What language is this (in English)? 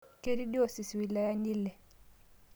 Masai